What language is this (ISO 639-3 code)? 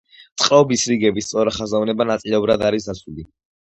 kat